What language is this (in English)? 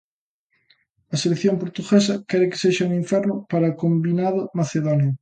Galician